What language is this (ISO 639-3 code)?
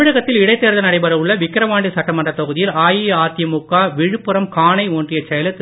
tam